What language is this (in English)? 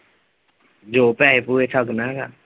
Punjabi